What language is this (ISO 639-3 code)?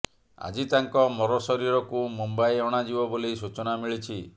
ori